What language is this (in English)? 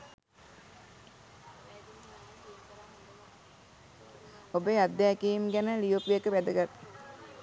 Sinhala